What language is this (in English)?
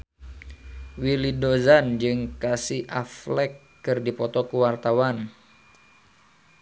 Sundanese